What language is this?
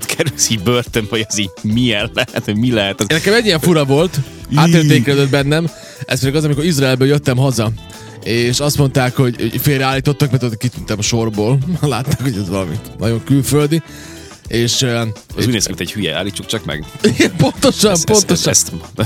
Hungarian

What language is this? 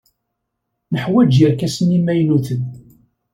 Kabyle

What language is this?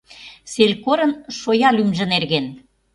Mari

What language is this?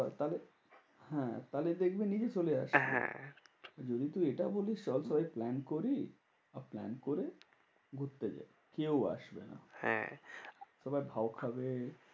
Bangla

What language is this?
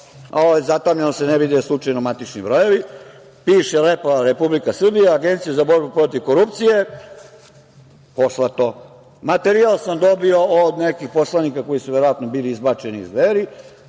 Serbian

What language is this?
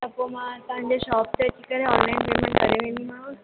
Sindhi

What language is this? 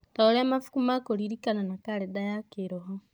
Kikuyu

